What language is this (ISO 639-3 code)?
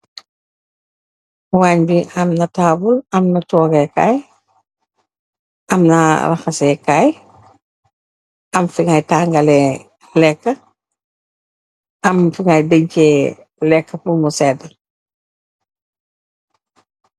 wol